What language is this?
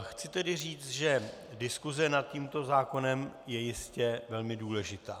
Czech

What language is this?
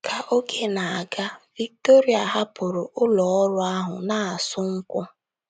Igbo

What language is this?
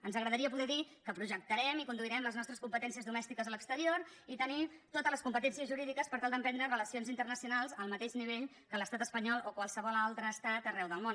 Catalan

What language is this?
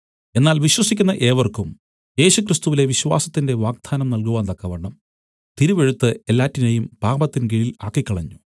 Malayalam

